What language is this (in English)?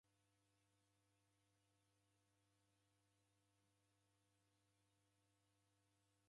Taita